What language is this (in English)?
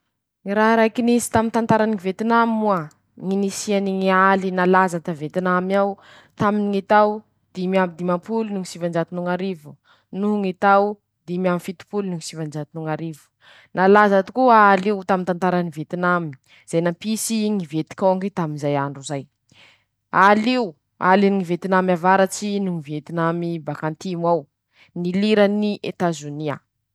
Masikoro Malagasy